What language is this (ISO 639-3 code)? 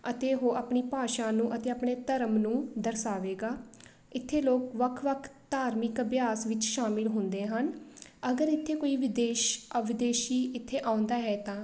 pan